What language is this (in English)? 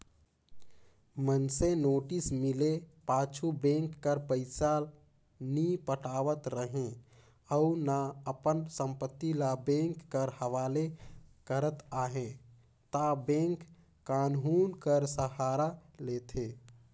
Chhattisgarhi